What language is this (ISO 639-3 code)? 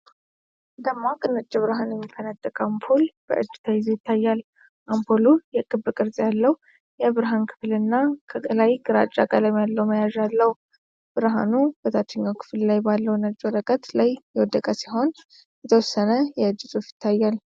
amh